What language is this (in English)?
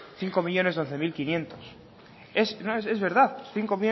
Basque